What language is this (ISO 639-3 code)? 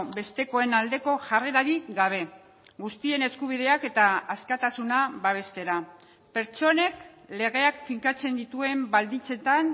eus